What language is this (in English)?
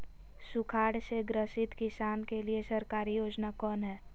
Magahi